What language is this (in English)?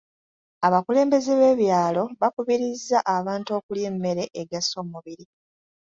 Ganda